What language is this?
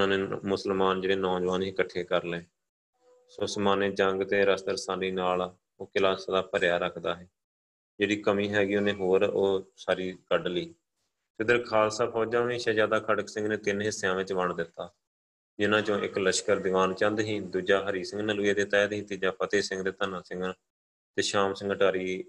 Punjabi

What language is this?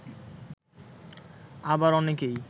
Bangla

